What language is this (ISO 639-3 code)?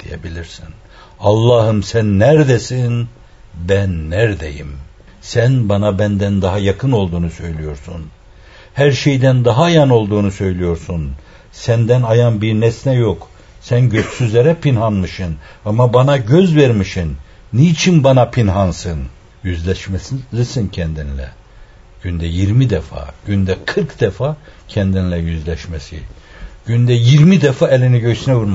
tur